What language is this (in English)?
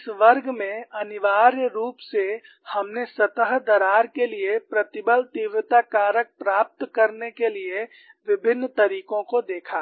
Hindi